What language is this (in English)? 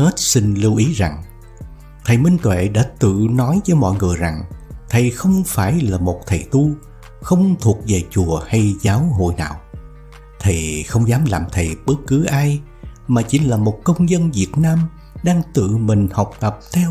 Vietnamese